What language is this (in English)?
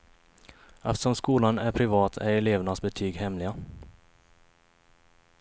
Swedish